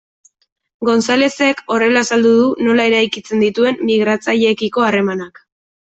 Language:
Basque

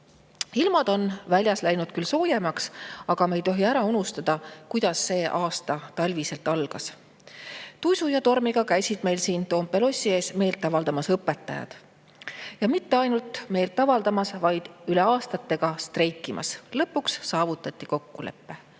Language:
Estonian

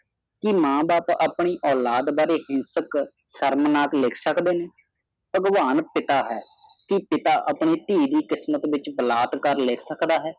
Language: Punjabi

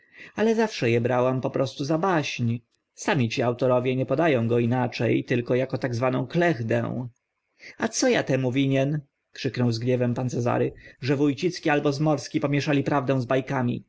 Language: Polish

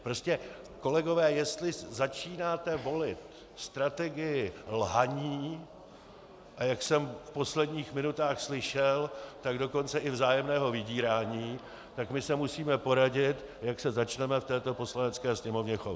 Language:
Czech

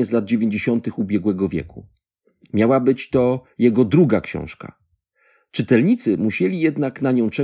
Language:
Polish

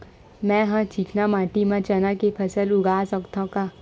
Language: Chhattisgarhi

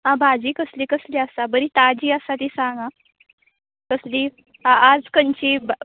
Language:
Konkani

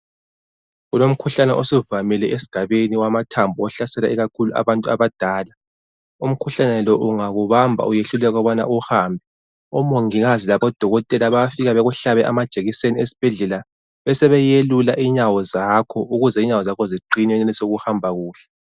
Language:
North Ndebele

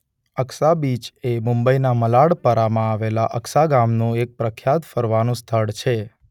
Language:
Gujarati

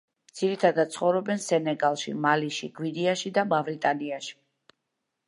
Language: Georgian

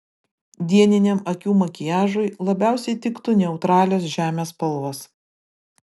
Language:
Lithuanian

